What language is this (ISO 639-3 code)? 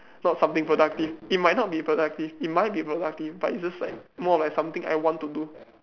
eng